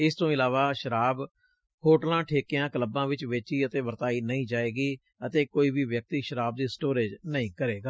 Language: Punjabi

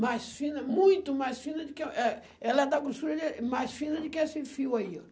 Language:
Portuguese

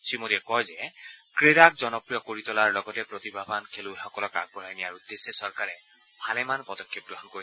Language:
Assamese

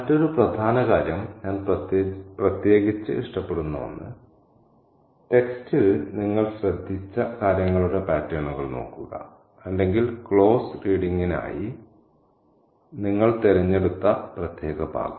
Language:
Malayalam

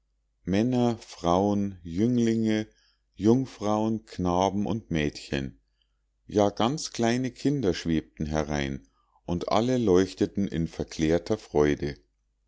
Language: German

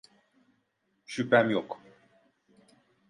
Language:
Turkish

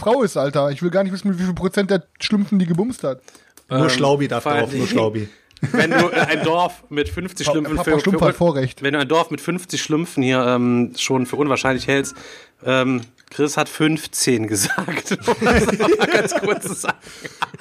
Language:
German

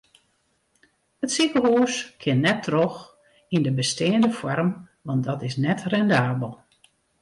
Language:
Western Frisian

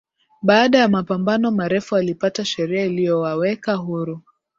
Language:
Swahili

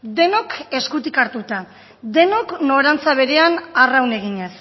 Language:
Basque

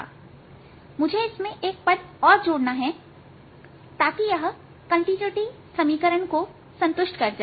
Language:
Hindi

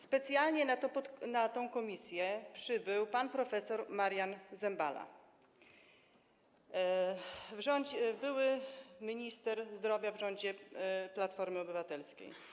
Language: Polish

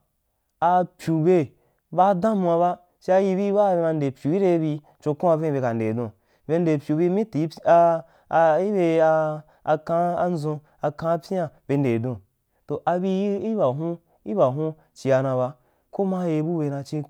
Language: Wapan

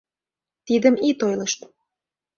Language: Mari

